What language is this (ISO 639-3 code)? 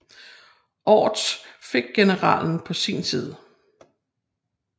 dan